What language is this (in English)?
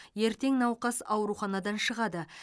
Kazakh